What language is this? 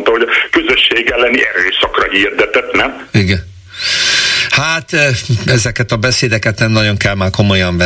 Hungarian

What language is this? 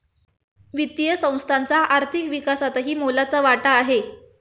Marathi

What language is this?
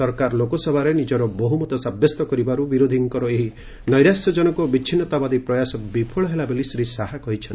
Odia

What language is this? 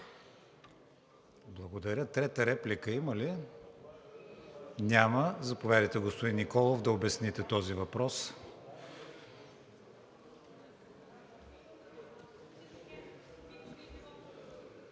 Bulgarian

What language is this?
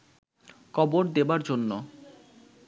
Bangla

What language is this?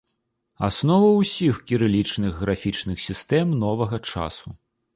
Belarusian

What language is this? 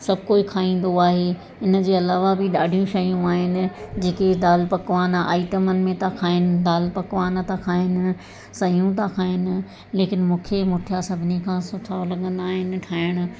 Sindhi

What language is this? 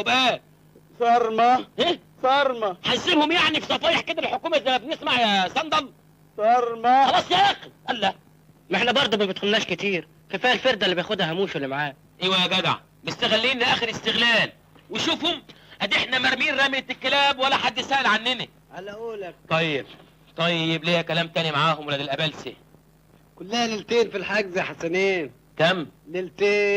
Arabic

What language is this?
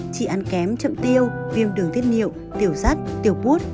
Vietnamese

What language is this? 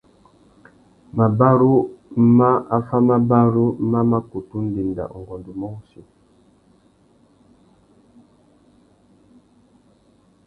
Tuki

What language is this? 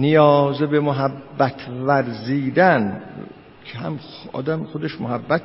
Persian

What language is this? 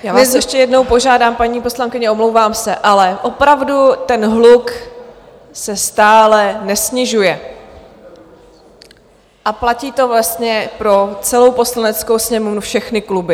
Czech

